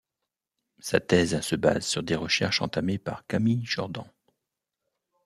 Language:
French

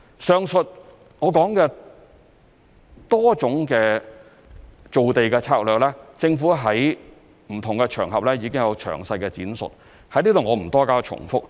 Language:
Cantonese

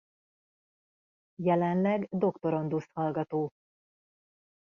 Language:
Hungarian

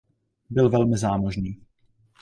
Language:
Czech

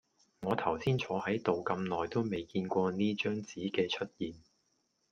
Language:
Cantonese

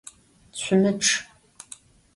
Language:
Adyghe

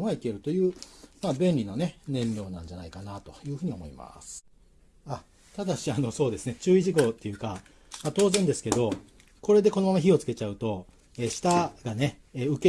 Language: Japanese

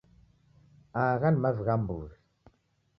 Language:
Taita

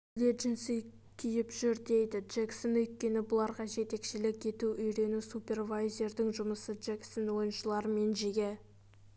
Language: Kazakh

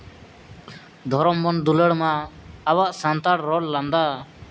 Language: Santali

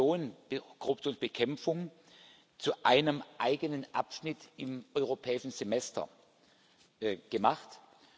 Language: German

